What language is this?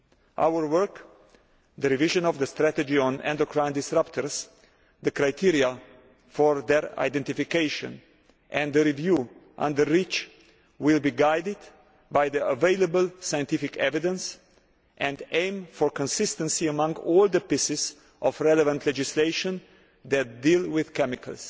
English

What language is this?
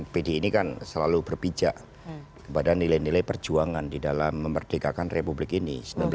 Indonesian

